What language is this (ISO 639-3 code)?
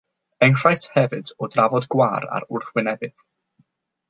cym